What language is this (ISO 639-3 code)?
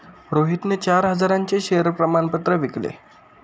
mar